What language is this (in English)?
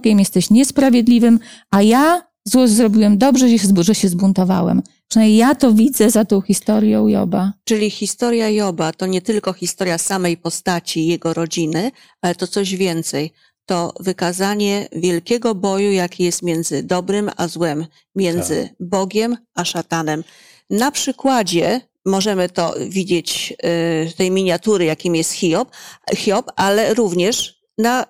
Polish